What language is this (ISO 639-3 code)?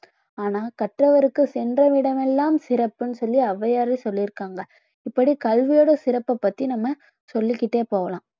tam